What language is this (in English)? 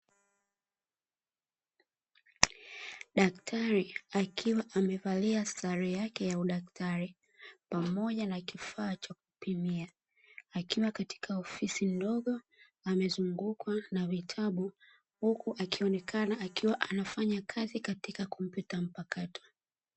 Swahili